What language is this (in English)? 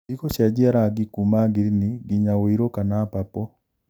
Kikuyu